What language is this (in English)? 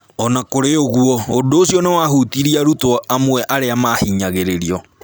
Kikuyu